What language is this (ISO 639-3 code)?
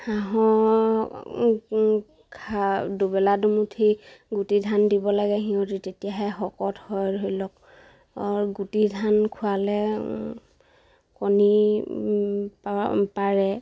asm